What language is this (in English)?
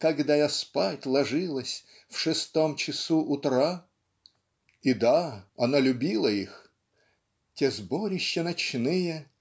Russian